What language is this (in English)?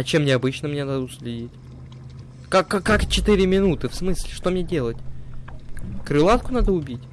Russian